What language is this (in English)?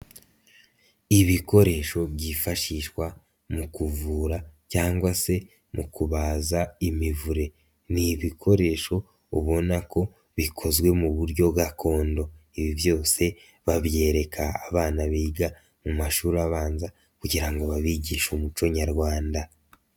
Kinyarwanda